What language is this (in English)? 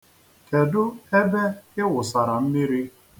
Igbo